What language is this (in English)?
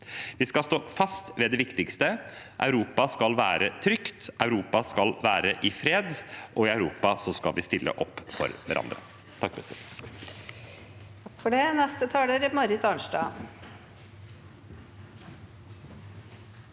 Norwegian